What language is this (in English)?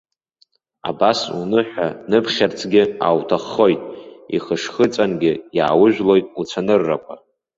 Abkhazian